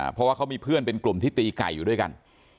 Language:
Thai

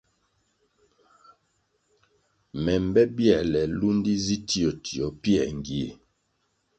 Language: Kwasio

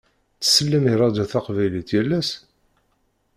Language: Kabyle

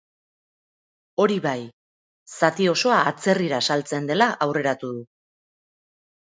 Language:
Basque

